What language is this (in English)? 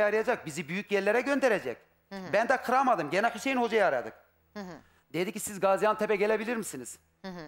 Turkish